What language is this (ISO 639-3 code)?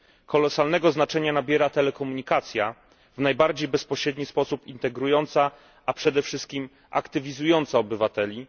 pol